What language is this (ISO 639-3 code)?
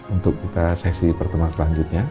ind